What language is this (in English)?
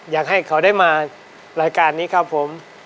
Thai